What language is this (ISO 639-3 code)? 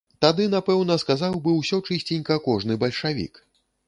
bel